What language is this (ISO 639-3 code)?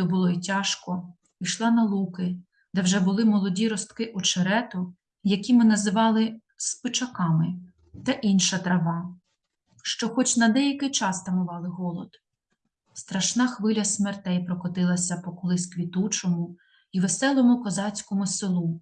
ukr